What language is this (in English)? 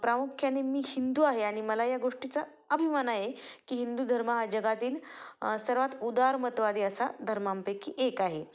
Marathi